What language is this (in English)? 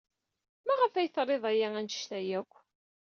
Kabyle